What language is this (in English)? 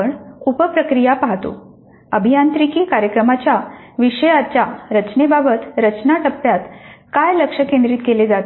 Marathi